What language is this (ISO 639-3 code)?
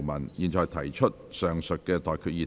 yue